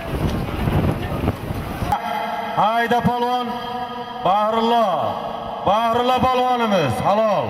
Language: Turkish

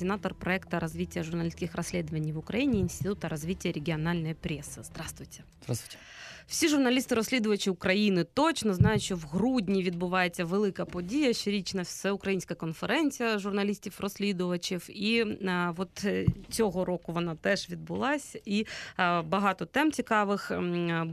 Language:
Ukrainian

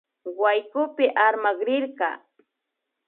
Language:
Imbabura Highland Quichua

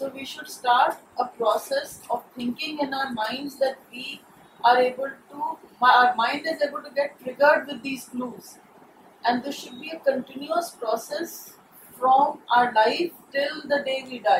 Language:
Urdu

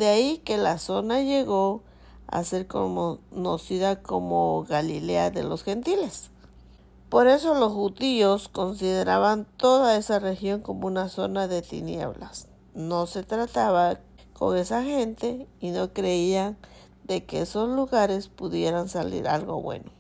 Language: Spanish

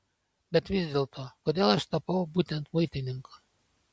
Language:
Lithuanian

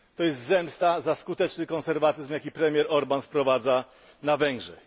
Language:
Polish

